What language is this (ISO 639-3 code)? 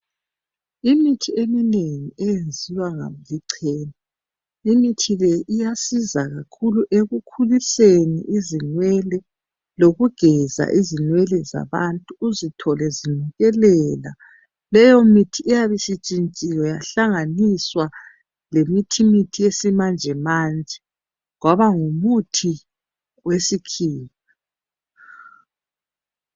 nde